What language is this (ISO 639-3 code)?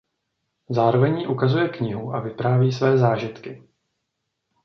ces